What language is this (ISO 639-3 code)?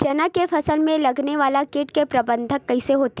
hne